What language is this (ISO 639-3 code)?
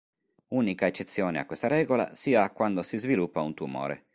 ita